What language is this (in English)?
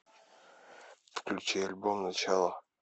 Russian